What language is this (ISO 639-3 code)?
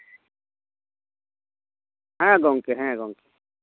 sat